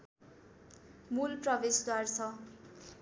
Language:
Nepali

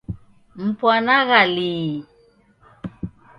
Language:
Taita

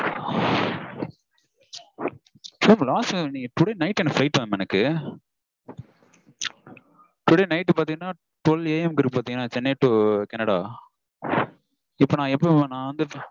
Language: Tamil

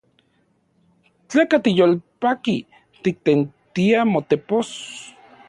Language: Central Puebla Nahuatl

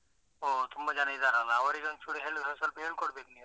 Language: Kannada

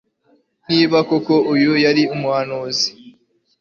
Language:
Kinyarwanda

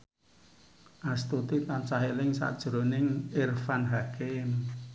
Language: Javanese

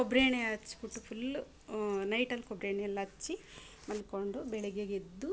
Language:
Kannada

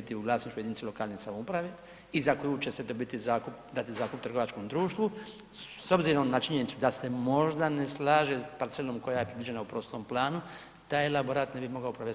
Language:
Croatian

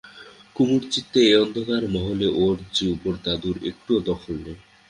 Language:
Bangla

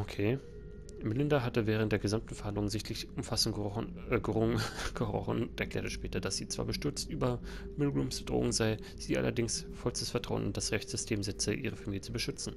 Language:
German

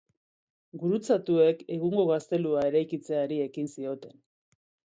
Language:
Basque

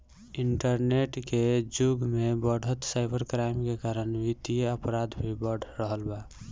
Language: Bhojpuri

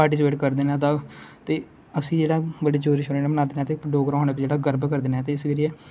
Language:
Dogri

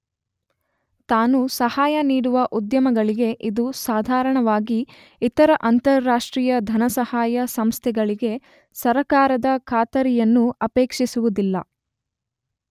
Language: Kannada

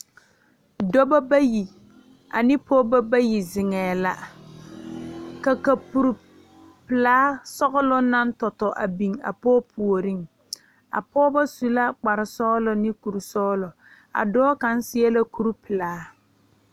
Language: Southern Dagaare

